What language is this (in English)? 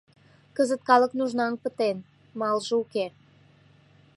Mari